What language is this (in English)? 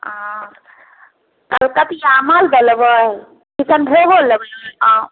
Maithili